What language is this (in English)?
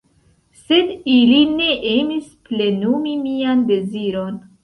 Esperanto